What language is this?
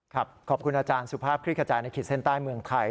Thai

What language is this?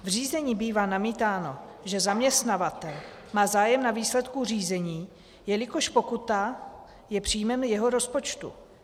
Czech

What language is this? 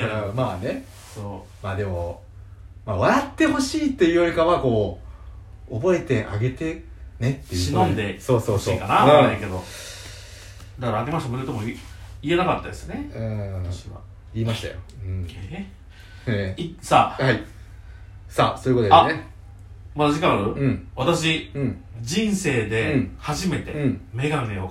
Japanese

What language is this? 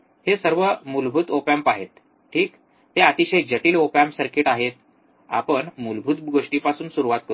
Marathi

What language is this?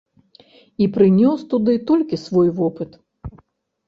Belarusian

